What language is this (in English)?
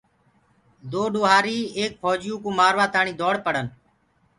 Gurgula